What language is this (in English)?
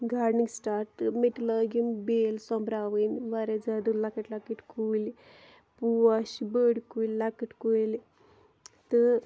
Kashmiri